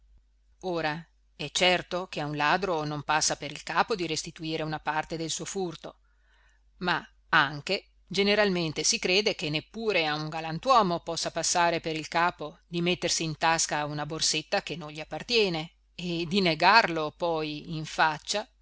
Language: Italian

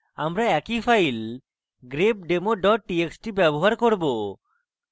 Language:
Bangla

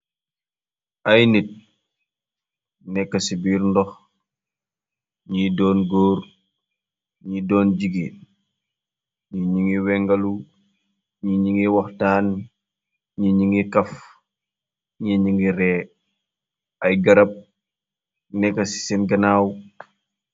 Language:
Wolof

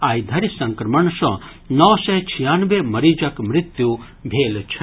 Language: Maithili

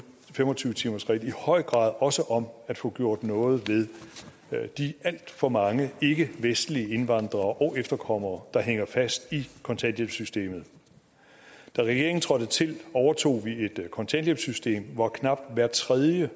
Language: Danish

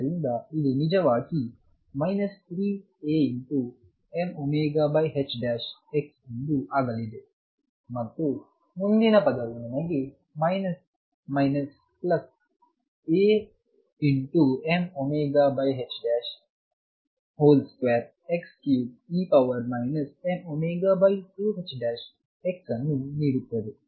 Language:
Kannada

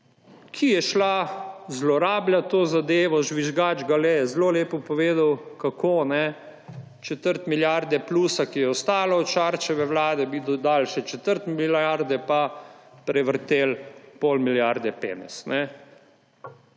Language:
Slovenian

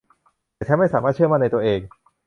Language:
Thai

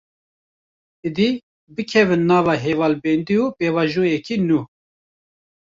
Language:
Kurdish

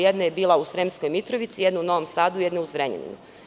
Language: Serbian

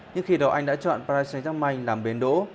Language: Vietnamese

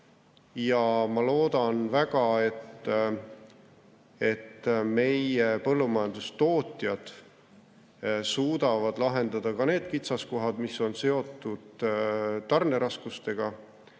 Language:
Estonian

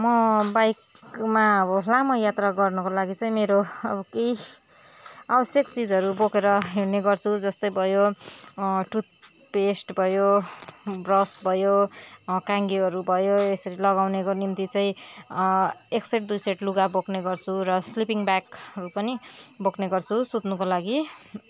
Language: Nepali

